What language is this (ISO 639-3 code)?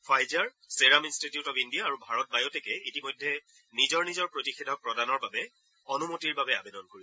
asm